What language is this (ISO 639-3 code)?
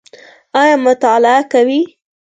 pus